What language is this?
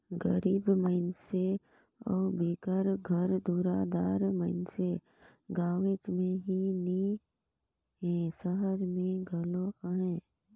Chhattisgarhi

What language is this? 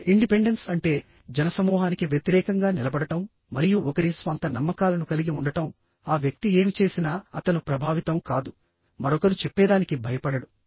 Telugu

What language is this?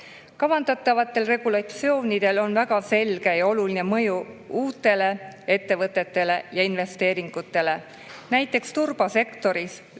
Estonian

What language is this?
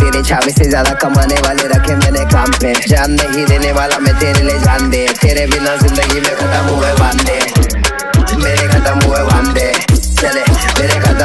Hindi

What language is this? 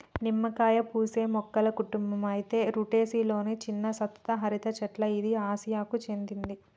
Telugu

